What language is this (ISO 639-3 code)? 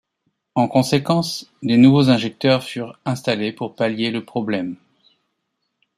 fra